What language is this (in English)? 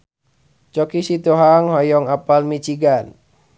Sundanese